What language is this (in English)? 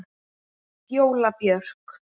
Icelandic